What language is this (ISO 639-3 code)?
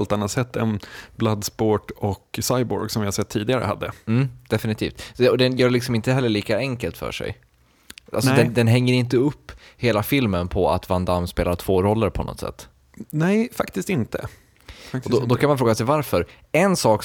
swe